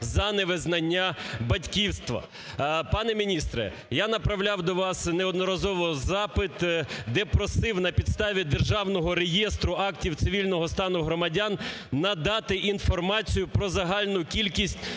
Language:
Ukrainian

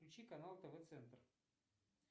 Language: Russian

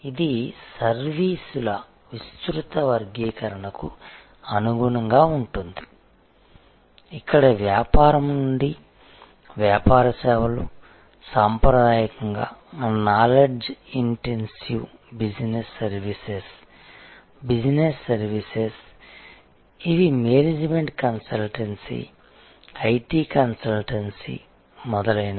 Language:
Telugu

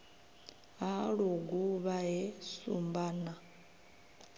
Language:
Venda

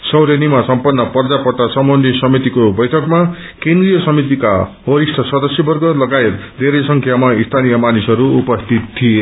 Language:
Nepali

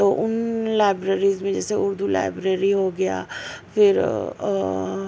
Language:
Urdu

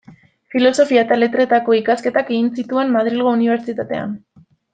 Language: Basque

